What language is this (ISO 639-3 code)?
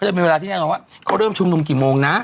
tha